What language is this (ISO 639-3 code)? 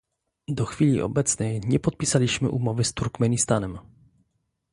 pol